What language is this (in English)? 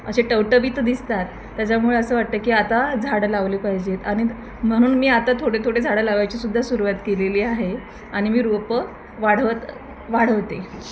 Marathi